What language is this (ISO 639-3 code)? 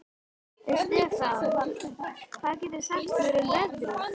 isl